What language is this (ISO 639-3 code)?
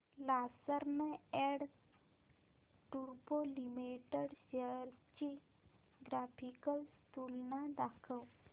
mar